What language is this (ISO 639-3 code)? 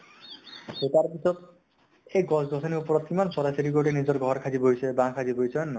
asm